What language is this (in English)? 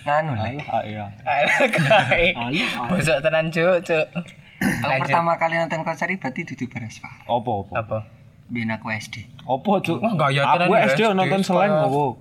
Indonesian